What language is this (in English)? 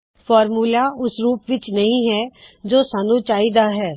Punjabi